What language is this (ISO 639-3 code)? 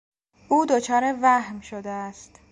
fas